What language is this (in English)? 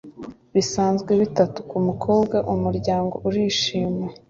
Kinyarwanda